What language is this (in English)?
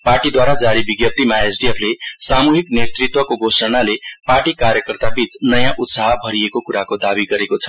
Nepali